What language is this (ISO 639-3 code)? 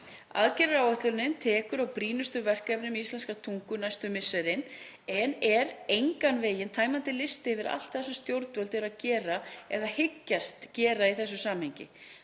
isl